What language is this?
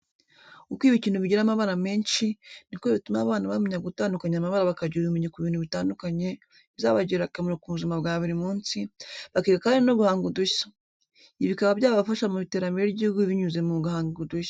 Kinyarwanda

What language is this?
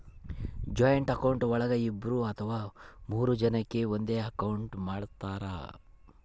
Kannada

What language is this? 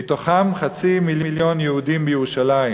Hebrew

